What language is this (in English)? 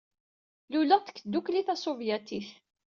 Kabyle